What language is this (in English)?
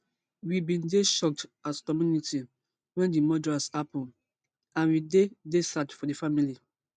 Nigerian Pidgin